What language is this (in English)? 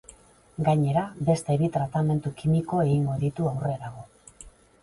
Basque